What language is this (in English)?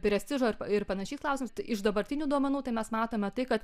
Lithuanian